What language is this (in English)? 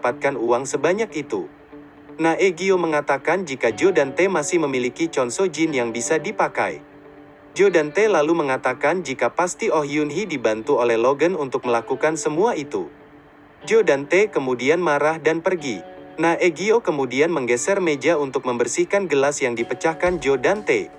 Indonesian